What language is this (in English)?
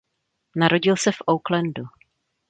Czech